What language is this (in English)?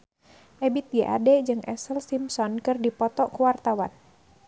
Sundanese